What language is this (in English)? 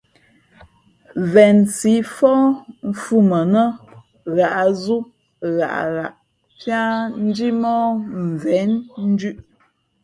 Fe'fe'